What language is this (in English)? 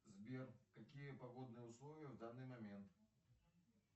Russian